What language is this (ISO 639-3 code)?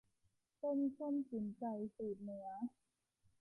tha